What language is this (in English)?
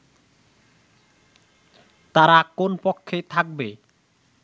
Bangla